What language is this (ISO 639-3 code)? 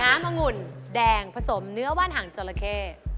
tha